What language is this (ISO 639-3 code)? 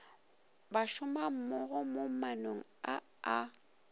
nso